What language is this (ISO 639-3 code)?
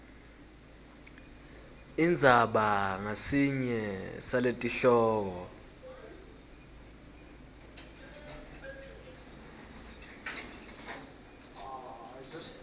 ssw